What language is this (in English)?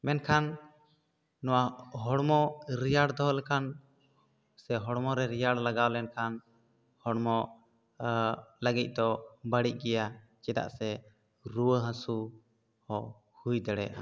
Santali